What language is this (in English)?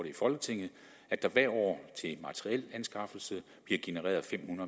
Danish